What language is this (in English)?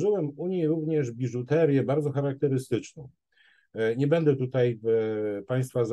Polish